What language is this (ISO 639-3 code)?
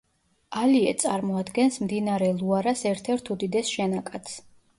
kat